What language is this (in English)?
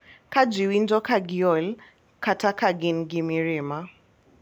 Luo (Kenya and Tanzania)